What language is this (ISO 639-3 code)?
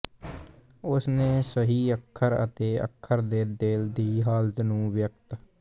pan